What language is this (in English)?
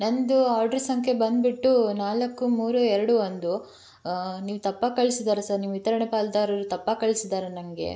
Kannada